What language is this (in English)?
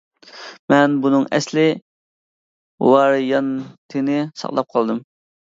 Uyghur